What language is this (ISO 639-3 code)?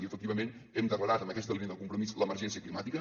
cat